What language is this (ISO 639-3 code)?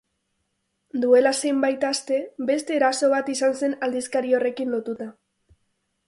eus